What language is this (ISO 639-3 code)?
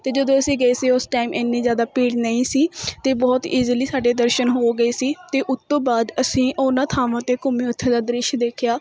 pan